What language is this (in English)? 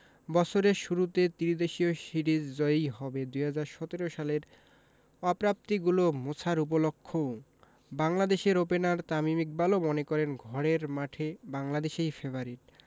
Bangla